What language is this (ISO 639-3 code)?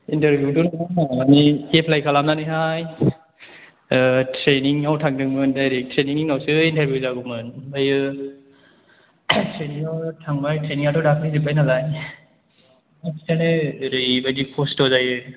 brx